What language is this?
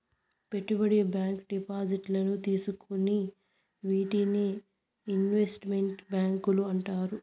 Telugu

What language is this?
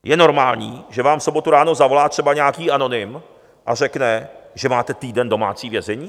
Czech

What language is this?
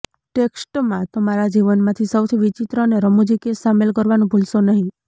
Gujarati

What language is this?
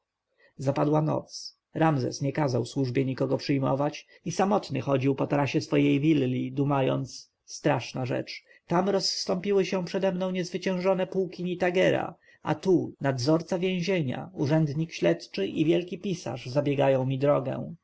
Polish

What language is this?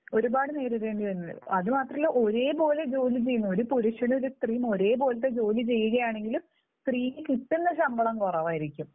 Malayalam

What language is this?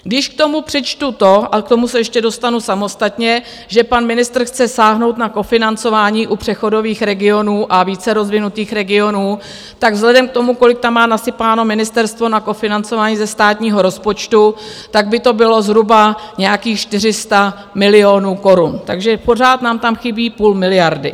Czech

